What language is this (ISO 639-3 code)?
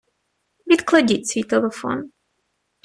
ukr